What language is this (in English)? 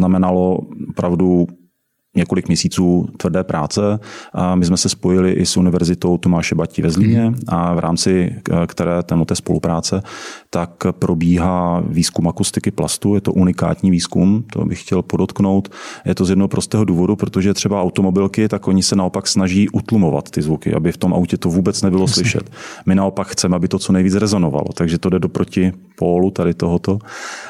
Czech